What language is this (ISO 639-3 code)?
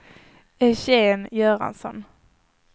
swe